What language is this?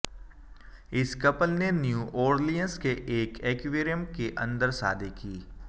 Hindi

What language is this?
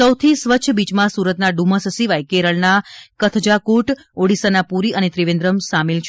Gujarati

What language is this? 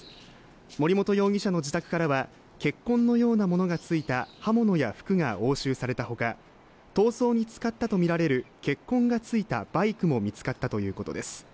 Japanese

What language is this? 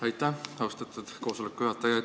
Estonian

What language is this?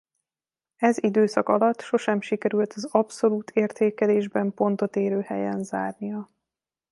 Hungarian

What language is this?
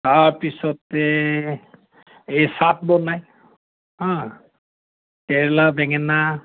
Assamese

